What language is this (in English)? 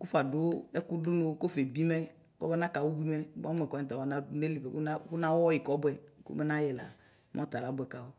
Ikposo